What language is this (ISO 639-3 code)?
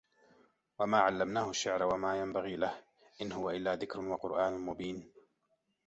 ara